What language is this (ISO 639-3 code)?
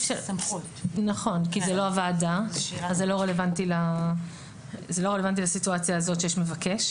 heb